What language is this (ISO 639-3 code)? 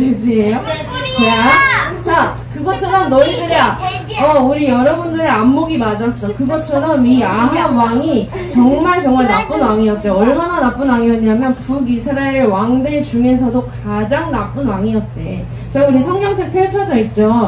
kor